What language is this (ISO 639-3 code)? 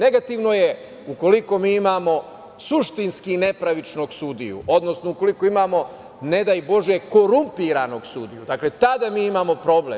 srp